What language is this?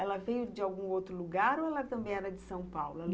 Portuguese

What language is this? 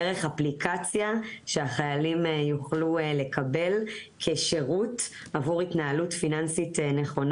Hebrew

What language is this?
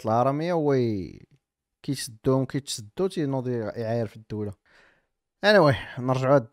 Arabic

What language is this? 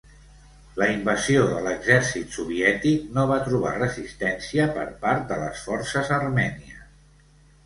Catalan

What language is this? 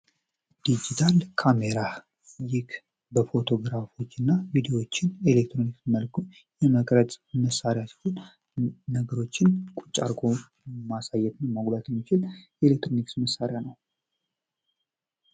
Amharic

